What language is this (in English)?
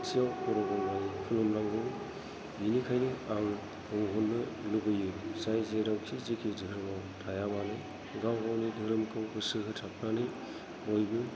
Bodo